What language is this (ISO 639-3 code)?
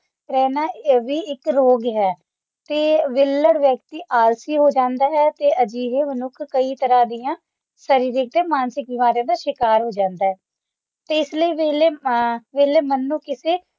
pan